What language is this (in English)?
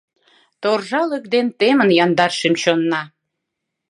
Mari